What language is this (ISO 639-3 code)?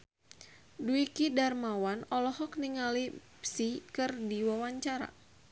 sun